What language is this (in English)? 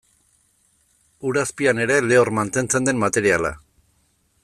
Basque